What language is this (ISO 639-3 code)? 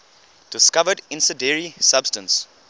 eng